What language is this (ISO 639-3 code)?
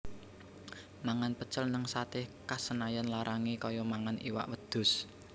jav